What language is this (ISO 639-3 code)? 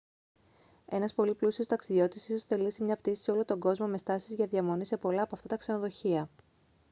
ell